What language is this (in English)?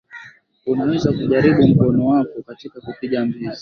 Swahili